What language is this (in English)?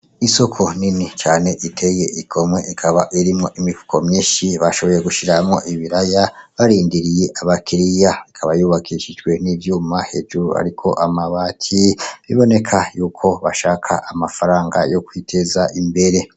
Rundi